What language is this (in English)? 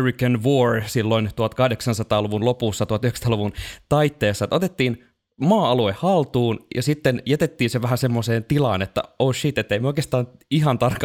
Finnish